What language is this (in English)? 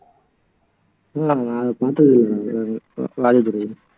Tamil